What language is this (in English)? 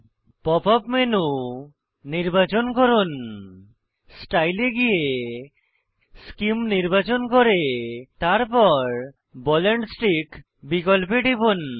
Bangla